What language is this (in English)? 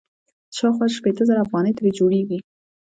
Pashto